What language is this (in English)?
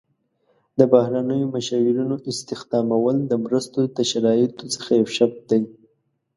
Pashto